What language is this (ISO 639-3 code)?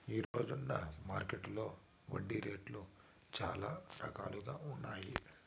tel